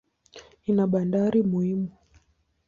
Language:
Swahili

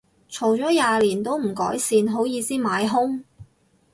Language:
Cantonese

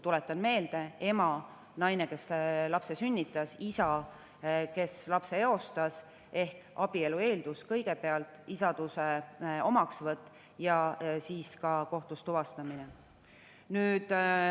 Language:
Estonian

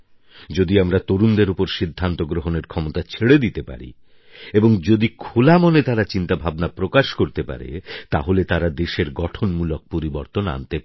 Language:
Bangla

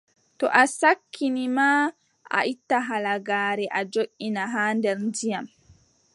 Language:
Adamawa Fulfulde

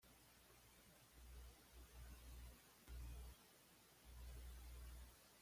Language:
Spanish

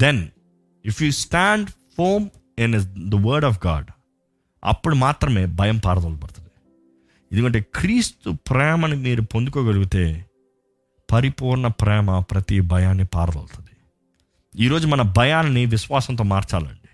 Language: Telugu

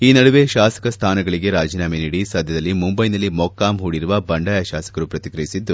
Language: Kannada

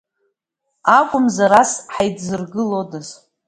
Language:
Abkhazian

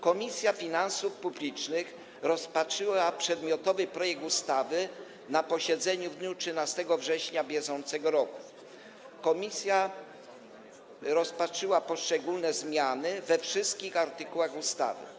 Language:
Polish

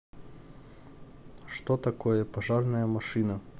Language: Russian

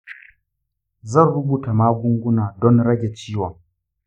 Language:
Hausa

